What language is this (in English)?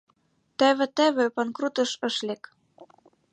Mari